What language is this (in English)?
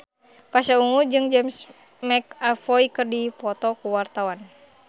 Sundanese